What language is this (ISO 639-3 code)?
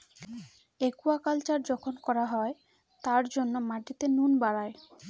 ben